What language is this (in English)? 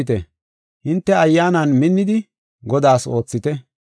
Gofa